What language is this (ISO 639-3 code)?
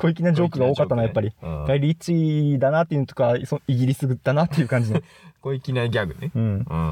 jpn